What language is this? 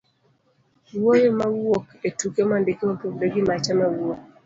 Luo (Kenya and Tanzania)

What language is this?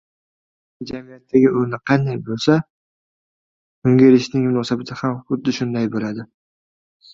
Uzbek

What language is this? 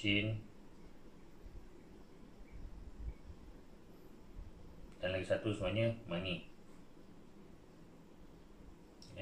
Malay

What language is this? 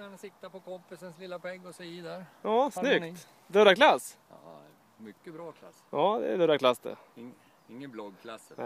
Swedish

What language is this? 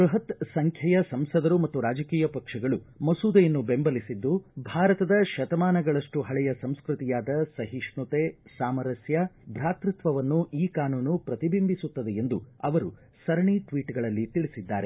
Kannada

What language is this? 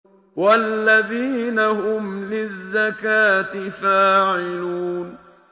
Arabic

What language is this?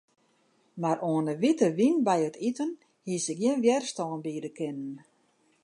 Western Frisian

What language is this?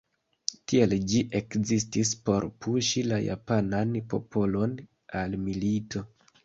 Esperanto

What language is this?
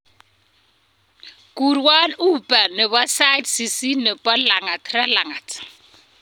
Kalenjin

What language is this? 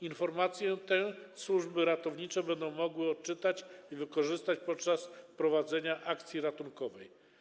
Polish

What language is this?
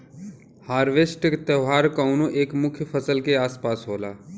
Bhojpuri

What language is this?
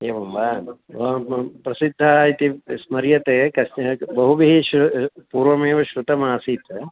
Sanskrit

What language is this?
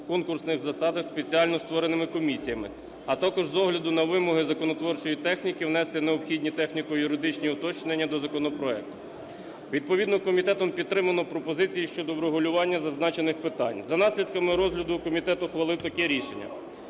Ukrainian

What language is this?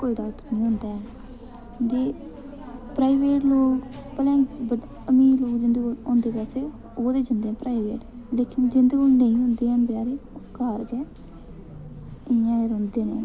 Dogri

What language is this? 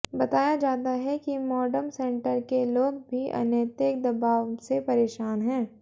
Hindi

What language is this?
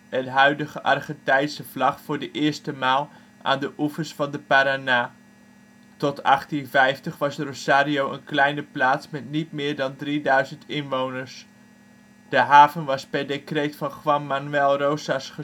Dutch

